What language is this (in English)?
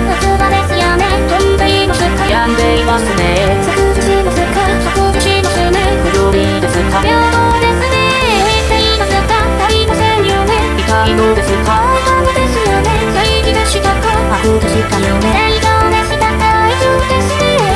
Korean